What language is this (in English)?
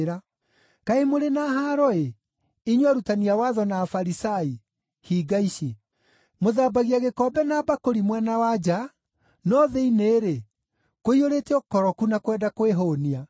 Kikuyu